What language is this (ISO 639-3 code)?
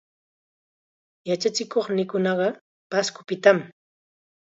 qxa